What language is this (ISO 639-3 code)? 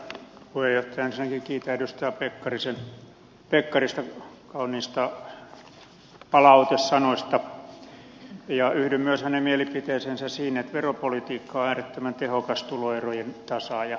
fin